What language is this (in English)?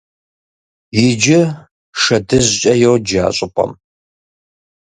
Kabardian